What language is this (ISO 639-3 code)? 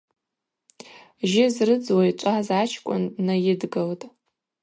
abq